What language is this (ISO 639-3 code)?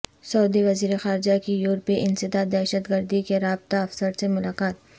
urd